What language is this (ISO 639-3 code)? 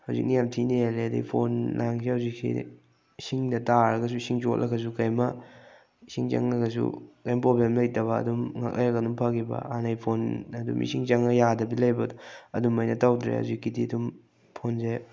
mni